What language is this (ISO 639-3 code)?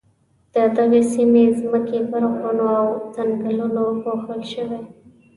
pus